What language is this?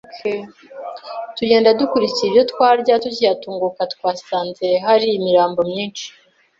Kinyarwanda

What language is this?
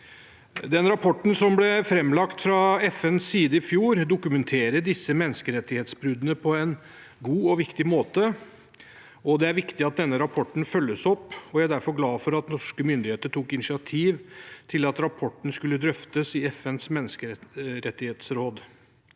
Norwegian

